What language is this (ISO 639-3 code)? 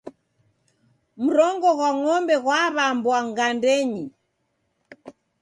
dav